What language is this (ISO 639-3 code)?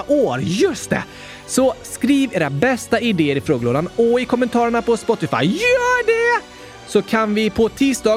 swe